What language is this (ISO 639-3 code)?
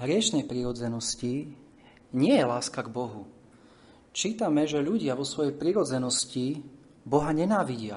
slk